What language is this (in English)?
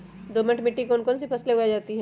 Magahi